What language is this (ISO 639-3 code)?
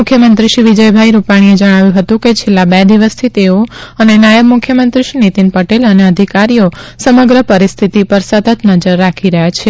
guj